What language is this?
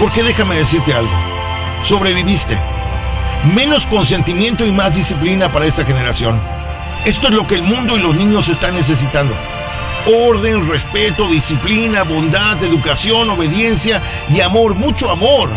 Spanish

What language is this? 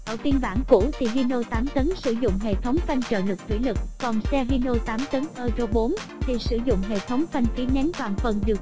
Vietnamese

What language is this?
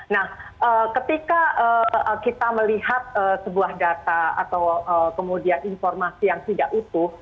Indonesian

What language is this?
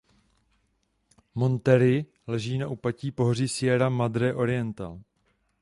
Czech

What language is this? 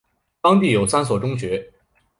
Chinese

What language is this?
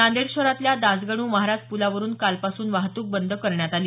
Marathi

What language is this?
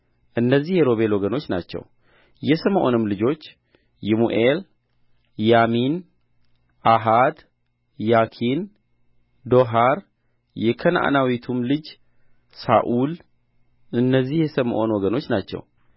Amharic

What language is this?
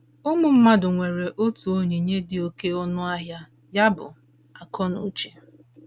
Igbo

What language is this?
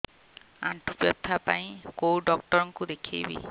Odia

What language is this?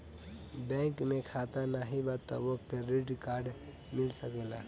Bhojpuri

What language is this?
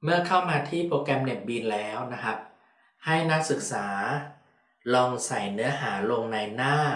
Thai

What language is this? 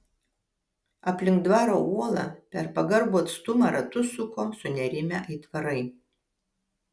Lithuanian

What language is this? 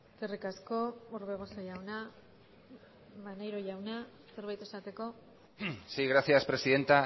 Basque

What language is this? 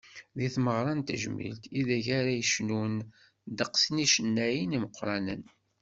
Kabyle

